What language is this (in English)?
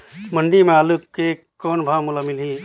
Chhattisgarhi